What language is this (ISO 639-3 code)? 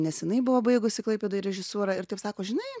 lit